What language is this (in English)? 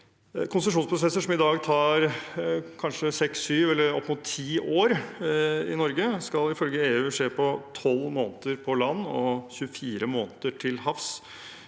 Norwegian